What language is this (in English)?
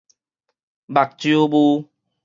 Min Nan Chinese